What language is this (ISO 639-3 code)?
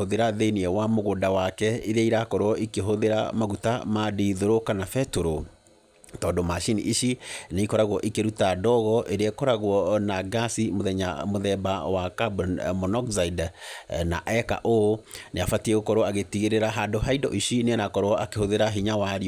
kik